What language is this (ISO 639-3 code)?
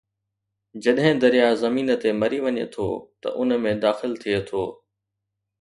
snd